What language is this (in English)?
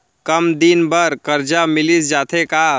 Chhattisgarhi